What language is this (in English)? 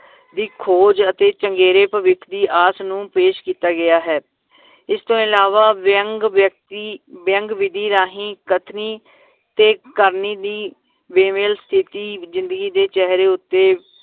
Punjabi